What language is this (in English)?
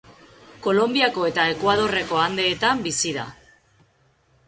Basque